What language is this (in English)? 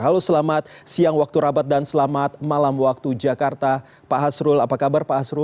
Indonesian